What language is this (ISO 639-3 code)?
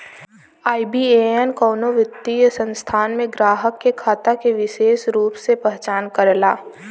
bho